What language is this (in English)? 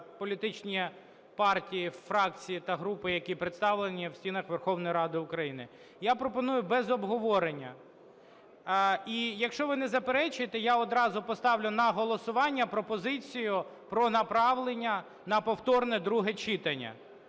Ukrainian